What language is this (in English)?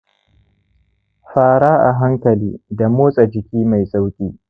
Hausa